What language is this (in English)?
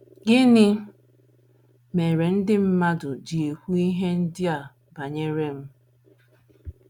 Igbo